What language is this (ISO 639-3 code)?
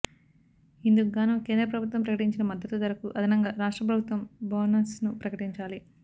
tel